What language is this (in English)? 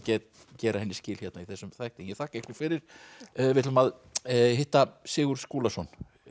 Icelandic